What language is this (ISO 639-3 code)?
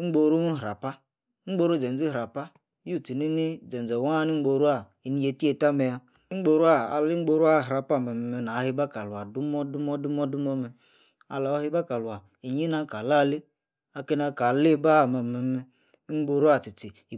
ekr